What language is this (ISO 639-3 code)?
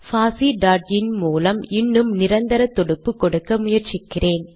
tam